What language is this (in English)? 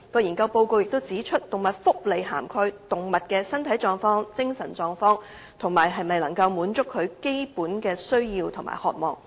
Cantonese